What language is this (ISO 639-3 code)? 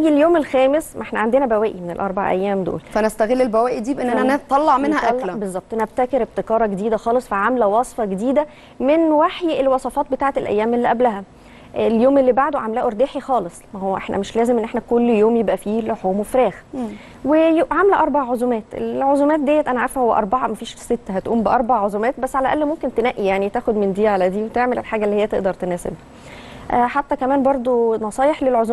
ara